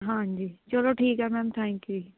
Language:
Punjabi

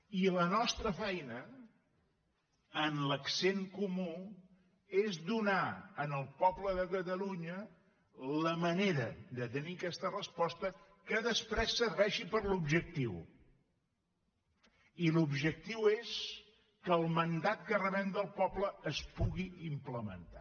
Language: Catalan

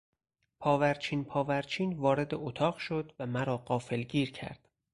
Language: Persian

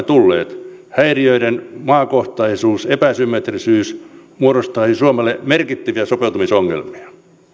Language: Finnish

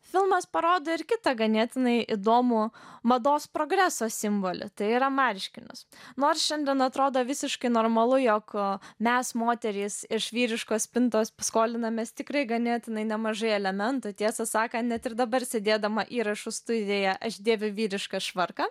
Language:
Lithuanian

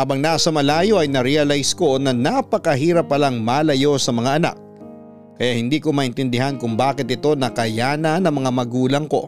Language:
Filipino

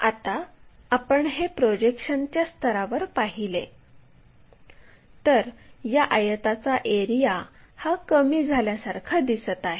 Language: Marathi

